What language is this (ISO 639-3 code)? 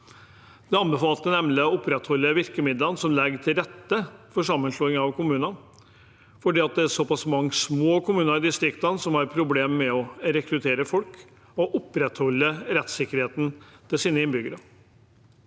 nor